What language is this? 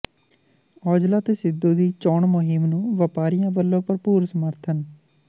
Punjabi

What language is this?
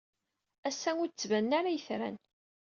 Kabyle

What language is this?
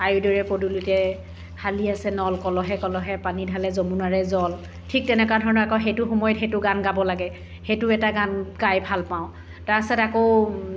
Assamese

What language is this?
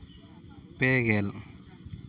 Santali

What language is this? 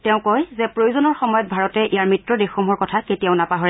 Assamese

